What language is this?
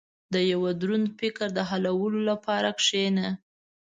Pashto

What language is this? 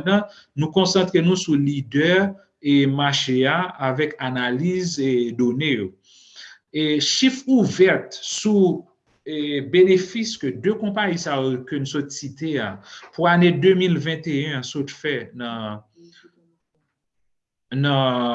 French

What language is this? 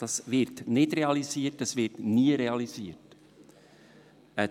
Swiss German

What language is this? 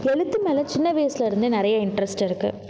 Tamil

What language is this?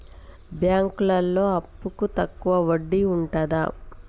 Telugu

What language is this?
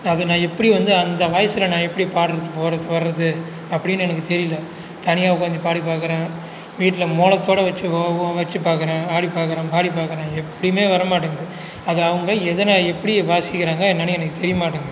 Tamil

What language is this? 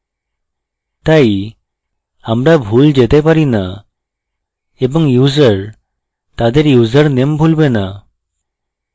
Bangla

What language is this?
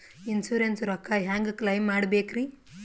Kannada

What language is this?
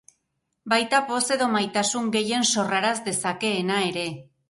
Basque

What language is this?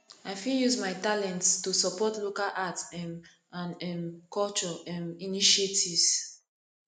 Nigerian Pidgin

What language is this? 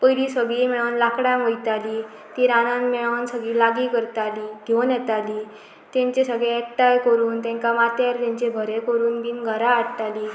Konkani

